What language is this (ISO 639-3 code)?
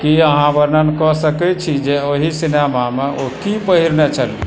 mai